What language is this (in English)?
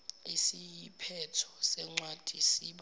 Zulu